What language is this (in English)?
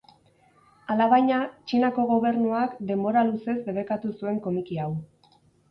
Basque